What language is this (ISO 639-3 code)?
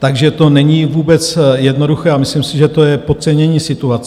ces